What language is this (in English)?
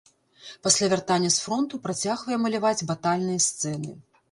Belarusian